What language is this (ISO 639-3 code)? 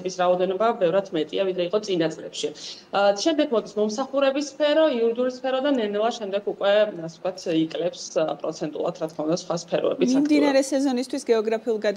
lav